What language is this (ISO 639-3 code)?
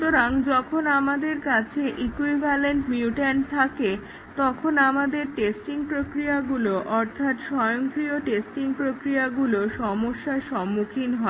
ben